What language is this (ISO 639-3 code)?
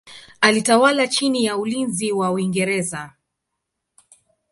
swa